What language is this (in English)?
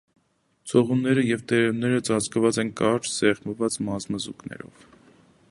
Armenian